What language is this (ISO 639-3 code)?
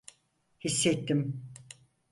tur